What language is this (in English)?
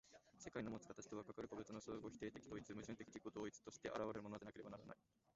Japanese